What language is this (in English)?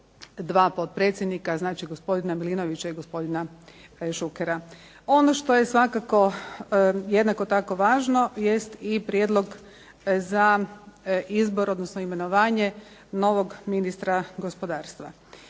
Croatian